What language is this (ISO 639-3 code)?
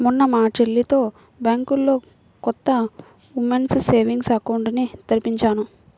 tel